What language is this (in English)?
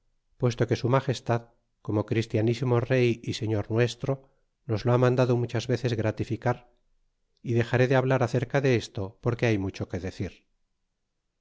Spanish